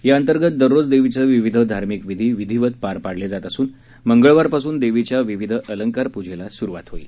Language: Marathi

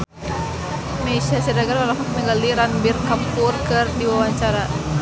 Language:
Sundanese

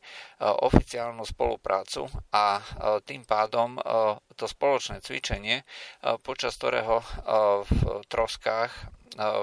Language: Slovak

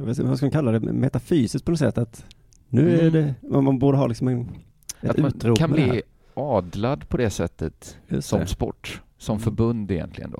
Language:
Swedish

